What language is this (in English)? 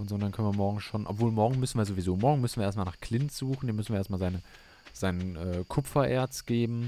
German